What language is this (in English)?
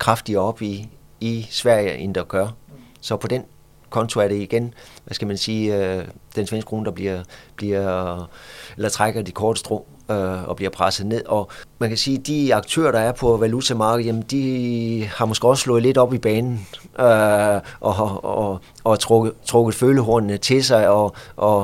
Danish